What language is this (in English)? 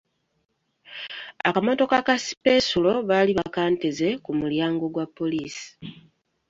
Ganda